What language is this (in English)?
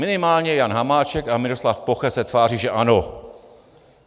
Czech